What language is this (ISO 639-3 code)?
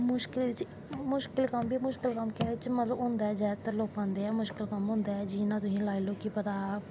doi